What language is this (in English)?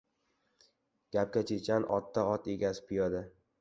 Uzbek